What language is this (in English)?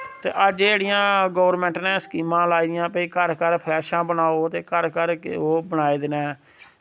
Dogri